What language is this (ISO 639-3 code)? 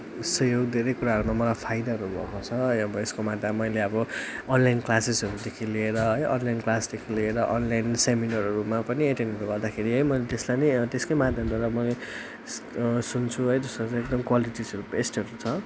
nep